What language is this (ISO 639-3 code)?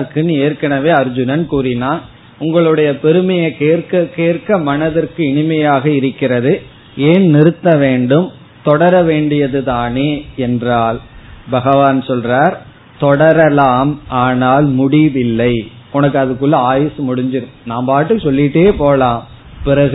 tam